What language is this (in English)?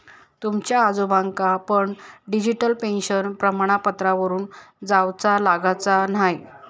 Marathi